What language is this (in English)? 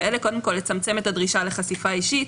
Hebrew